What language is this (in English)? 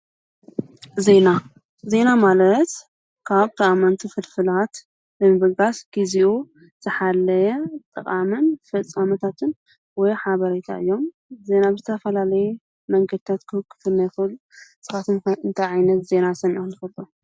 Tigrinya